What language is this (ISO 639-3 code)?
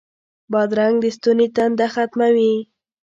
pus